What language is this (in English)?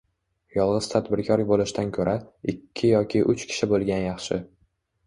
Uzbek